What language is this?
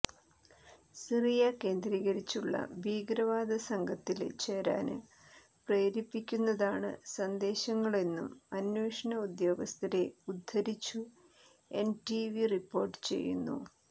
Malayalam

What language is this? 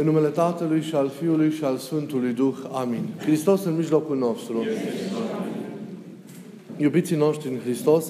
Romanian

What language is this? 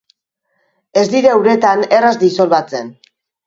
Basque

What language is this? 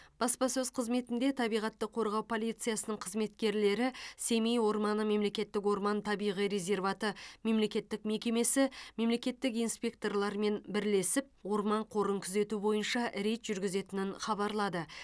Kazakh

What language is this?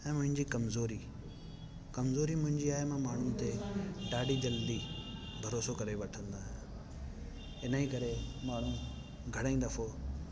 Sindhi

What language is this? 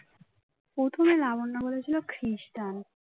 Bangla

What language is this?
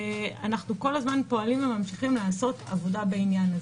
Hebrew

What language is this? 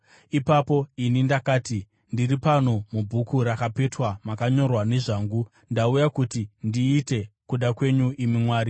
Shona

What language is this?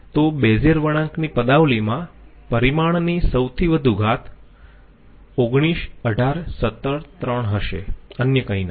Gujarati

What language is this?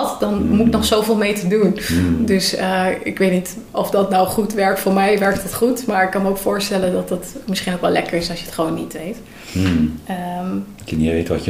Dutch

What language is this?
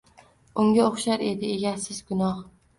Uzbek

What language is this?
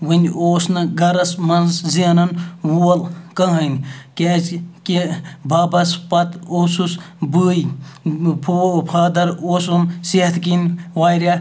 Kashmiri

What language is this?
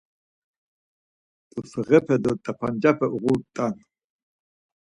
Laz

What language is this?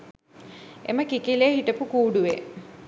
Sinhala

